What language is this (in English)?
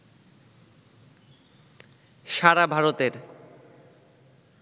Bangla